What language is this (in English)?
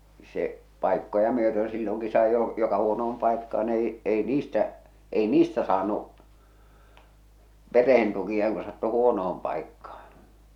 Finnish